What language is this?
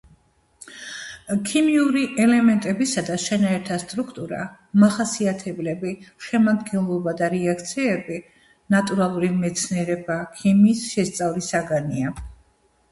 Georgian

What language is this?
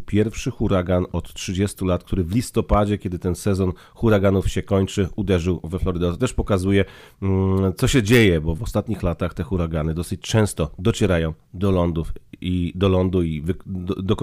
Polish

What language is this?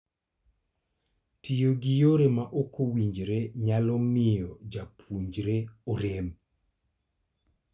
Luo (Kenya and Tanzania)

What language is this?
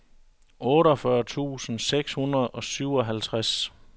Danish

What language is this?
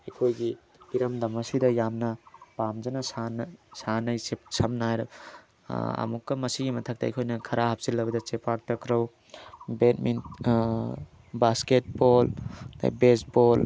Manipuri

